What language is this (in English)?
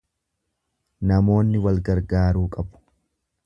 Oromo